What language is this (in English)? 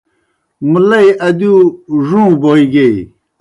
Kohistani Shina